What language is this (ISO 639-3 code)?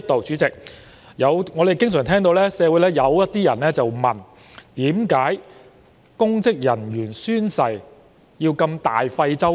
yue